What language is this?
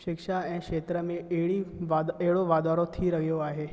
Sindhi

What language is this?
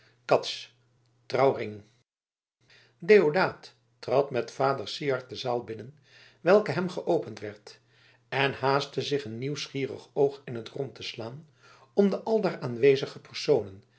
Dutch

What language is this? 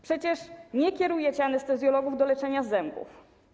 Polish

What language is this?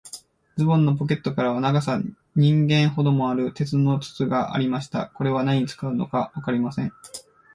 Japanese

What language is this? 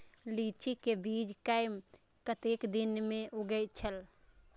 Maithili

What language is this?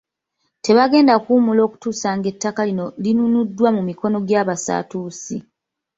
Ganda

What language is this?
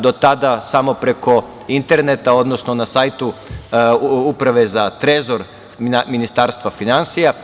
Serbian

